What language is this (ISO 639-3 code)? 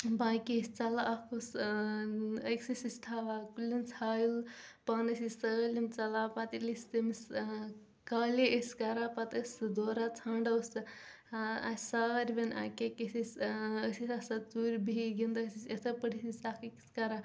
kas